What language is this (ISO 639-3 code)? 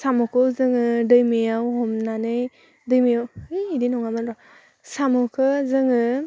brx